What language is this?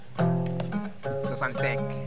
Fula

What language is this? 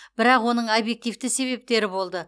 Kazakh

